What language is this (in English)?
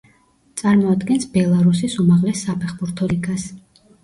Georgian